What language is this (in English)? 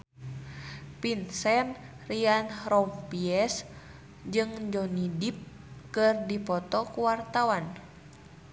Sundanese